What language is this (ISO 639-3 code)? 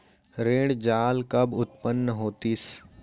hne